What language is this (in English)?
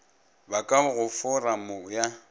Northern Sotho